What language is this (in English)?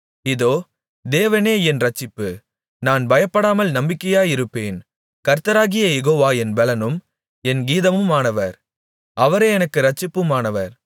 Tamil